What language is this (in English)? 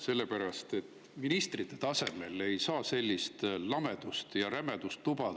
Estonian